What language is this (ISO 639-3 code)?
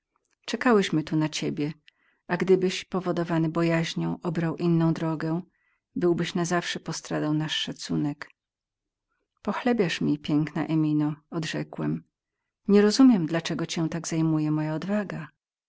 pol